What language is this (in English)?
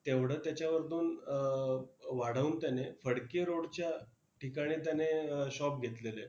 Marathi